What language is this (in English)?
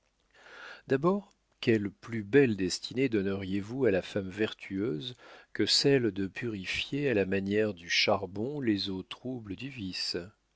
French